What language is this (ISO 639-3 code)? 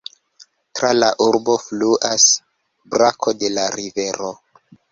epo